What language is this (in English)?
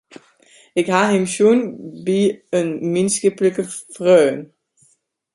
Western Frisian